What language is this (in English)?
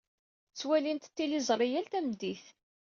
Kabyle